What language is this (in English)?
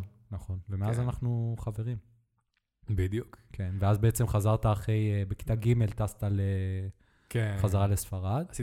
Hebrew